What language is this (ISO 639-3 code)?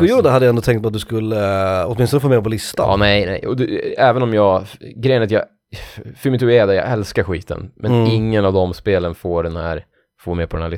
swe